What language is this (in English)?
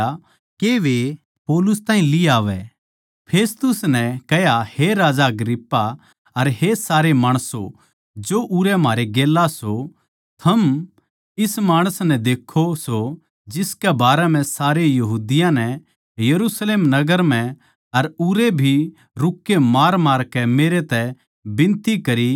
Haryanvi